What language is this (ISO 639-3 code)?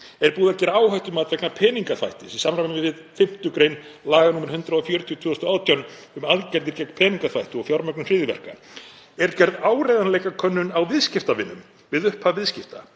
isl